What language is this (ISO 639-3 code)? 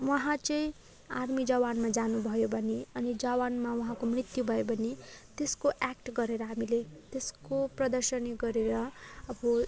nep